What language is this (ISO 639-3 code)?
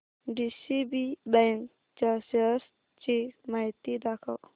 mar